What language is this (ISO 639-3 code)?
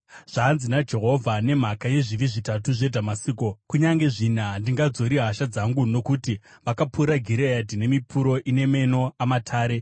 sna